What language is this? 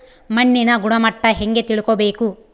Kannada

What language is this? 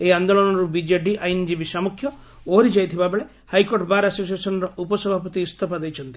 Odia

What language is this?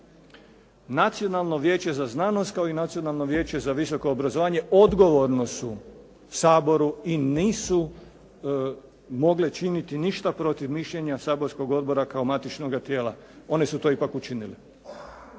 Croatian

